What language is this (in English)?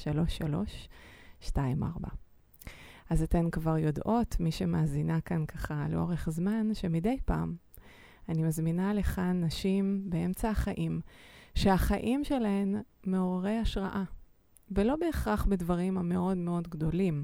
Hebrew